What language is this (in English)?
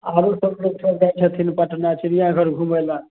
Maithili